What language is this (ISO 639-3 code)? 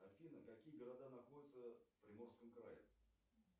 rus